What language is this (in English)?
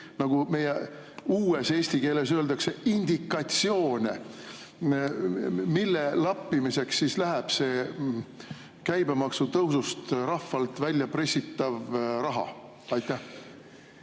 Estonian